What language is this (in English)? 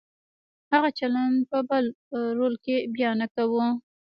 Pashto